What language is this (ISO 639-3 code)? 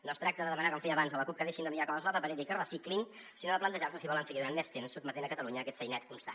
cat